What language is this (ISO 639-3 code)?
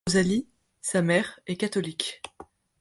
fra